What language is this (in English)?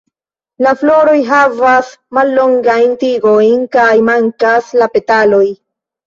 Esperanto